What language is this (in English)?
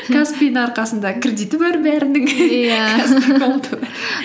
Kazakh